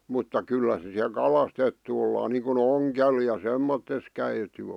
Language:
Finnish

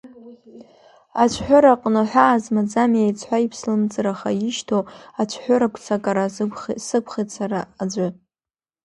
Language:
Abkhazian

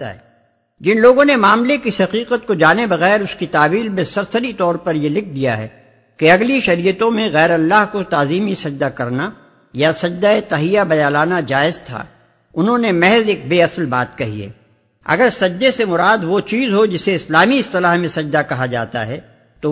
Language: Urdu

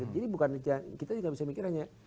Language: Indonesian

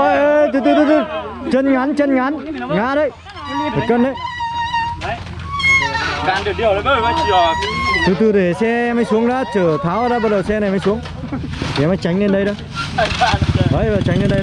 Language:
Vietnamese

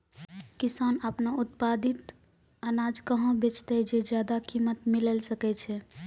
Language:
Maithili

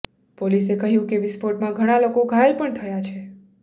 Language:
Gujarati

